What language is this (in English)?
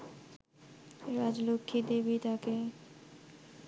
Bangla